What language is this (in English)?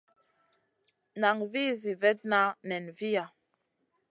Masana